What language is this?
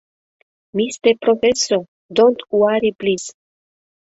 Mari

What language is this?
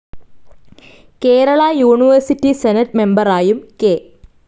Malayalam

